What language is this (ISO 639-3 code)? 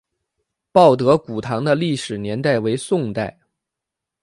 zho